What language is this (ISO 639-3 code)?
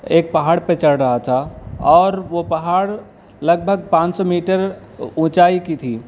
urd